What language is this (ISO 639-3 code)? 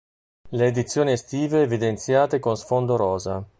ita